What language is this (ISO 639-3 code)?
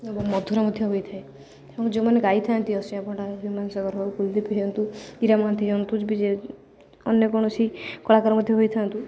ori